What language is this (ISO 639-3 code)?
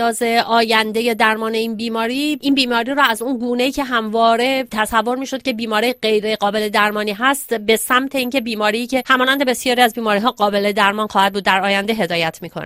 fas